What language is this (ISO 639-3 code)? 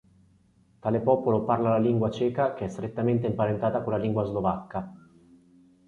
ita